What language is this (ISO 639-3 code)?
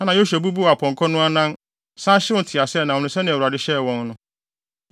aka